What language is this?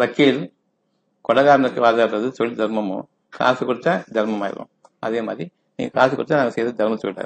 Tamil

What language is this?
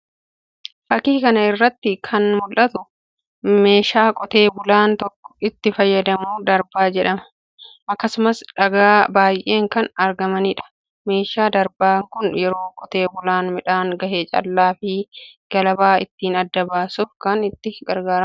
Oromo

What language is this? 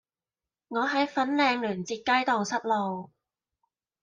Cantonese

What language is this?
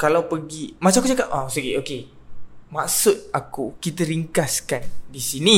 Malay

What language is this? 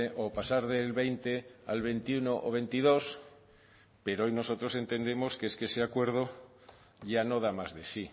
Spanish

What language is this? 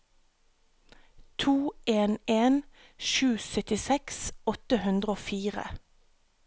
Norwegian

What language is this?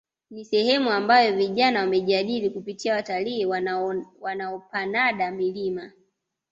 Swahili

